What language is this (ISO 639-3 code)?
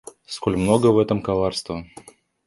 rus